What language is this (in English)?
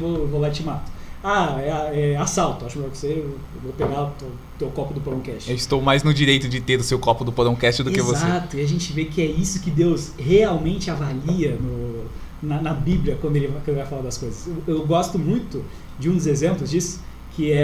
Portuguese